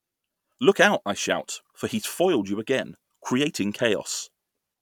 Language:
English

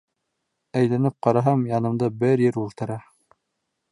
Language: Bashkir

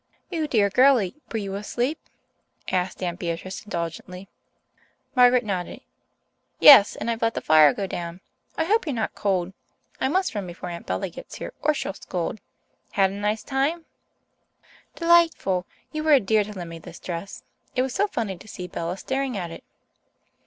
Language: English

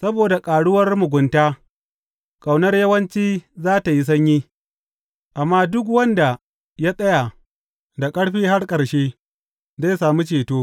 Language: Hausa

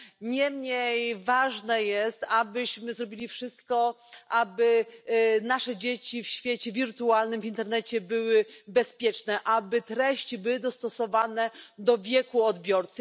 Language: Polish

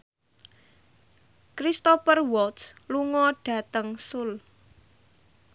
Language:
Javanese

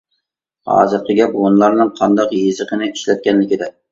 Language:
Uyghur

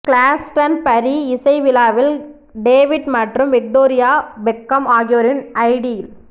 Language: Tamil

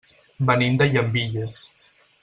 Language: Catalan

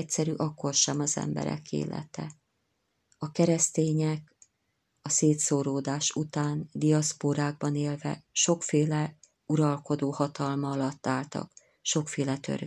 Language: Hungarian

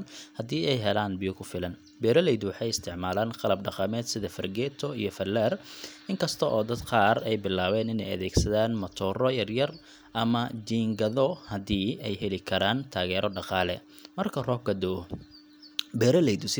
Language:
Somali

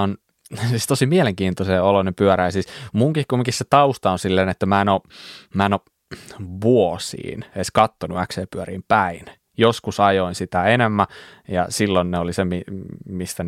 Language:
Finnish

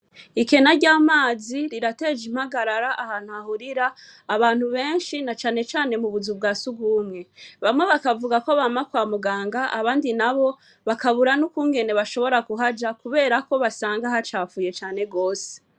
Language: Rundi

